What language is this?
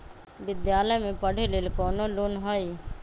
Magahi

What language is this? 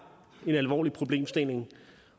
Danish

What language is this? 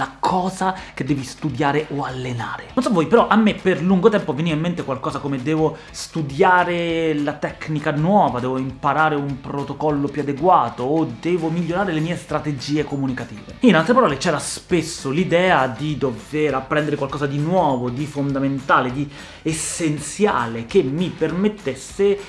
Italian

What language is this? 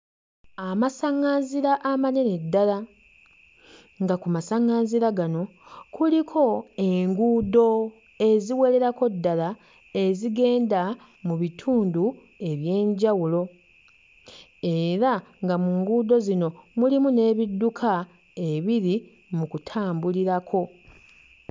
Ganda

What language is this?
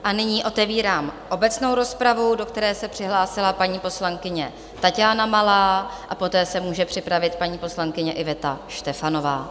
Czech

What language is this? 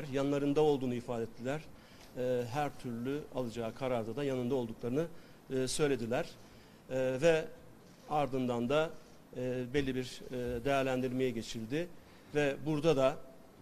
Turkish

